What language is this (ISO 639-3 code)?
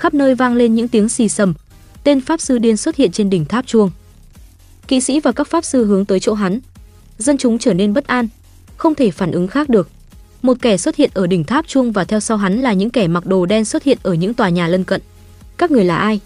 vie